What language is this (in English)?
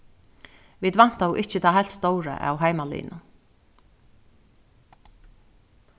Faroese